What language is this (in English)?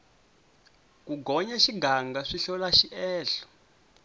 Tsonga